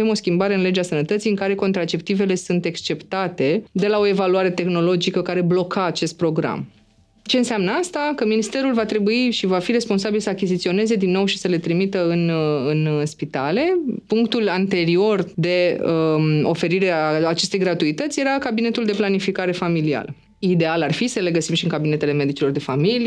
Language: Romanian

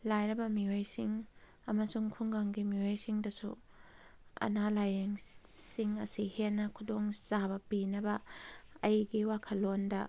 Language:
Manipuri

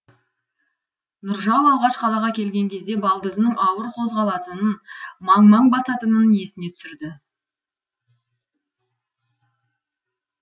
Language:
Kazakh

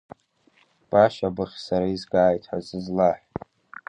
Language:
Abkhazian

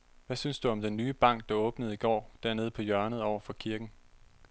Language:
Danish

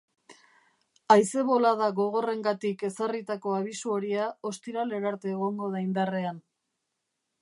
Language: Basque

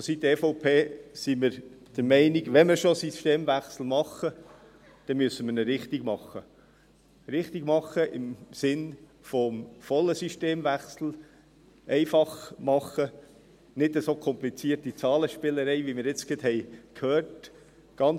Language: Swiss German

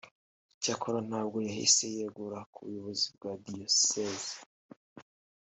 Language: Kinyarwanda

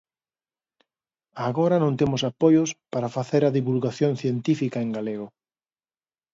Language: Galician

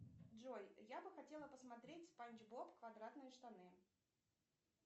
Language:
Russian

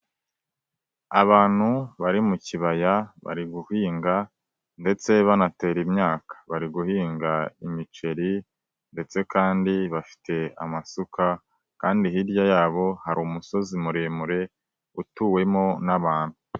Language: Kinyarwanda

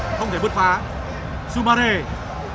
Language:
Vietnamese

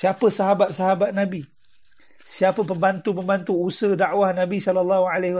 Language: Malay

